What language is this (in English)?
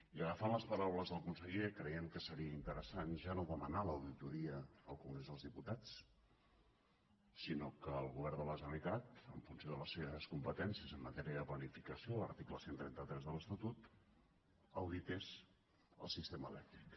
Catalan